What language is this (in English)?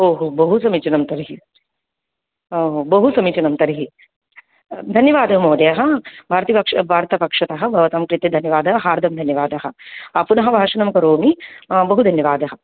Sanskrit